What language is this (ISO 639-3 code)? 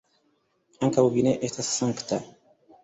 epo